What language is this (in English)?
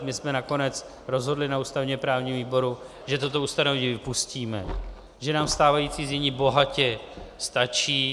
Czech